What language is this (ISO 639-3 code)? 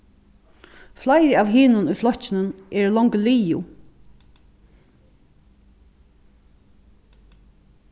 fao